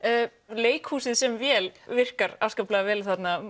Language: Icelandic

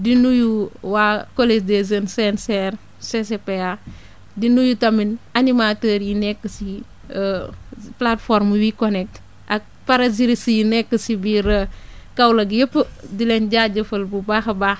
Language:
Wolof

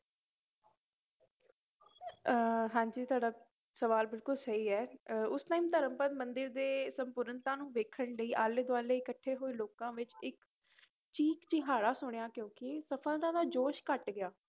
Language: Punjabi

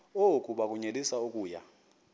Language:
Xhosa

